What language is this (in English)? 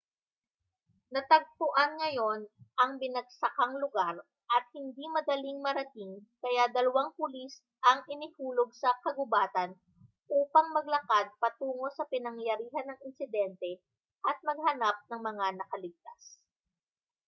Filipino